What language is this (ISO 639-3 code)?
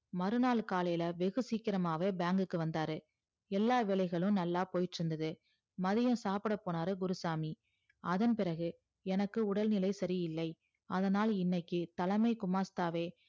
tam